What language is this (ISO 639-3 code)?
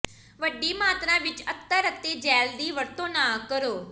pan